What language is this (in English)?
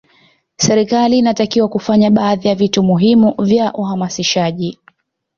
Swahili